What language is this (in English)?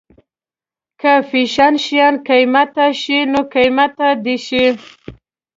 Pashto